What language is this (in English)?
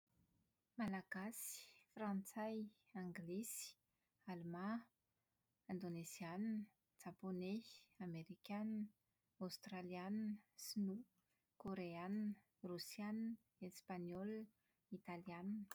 Malagasy